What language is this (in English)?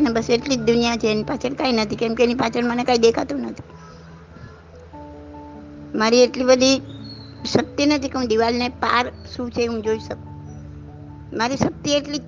Gujarati